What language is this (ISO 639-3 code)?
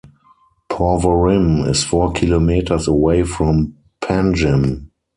eng